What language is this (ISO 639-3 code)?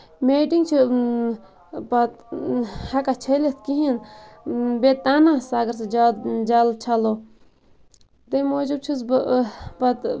kas